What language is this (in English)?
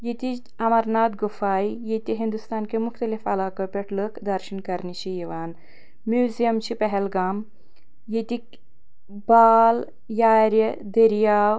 Kashmiri